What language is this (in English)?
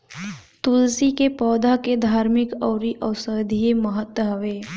Bhojpuri